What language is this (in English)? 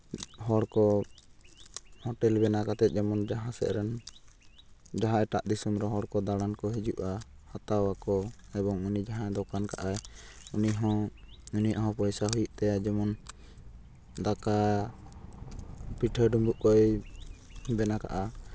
Santali